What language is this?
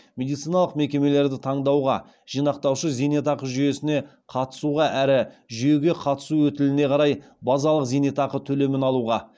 Kazakh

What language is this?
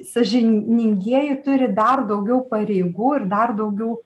Lithuanian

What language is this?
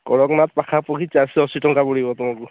Odia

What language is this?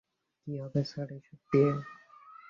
Bangla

